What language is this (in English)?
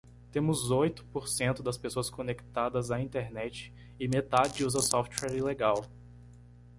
Portuguese